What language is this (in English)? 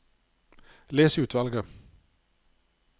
Norwegian